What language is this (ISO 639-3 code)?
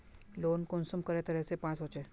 mag